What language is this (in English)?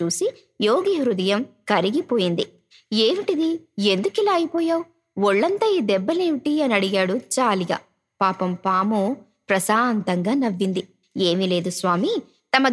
Telugu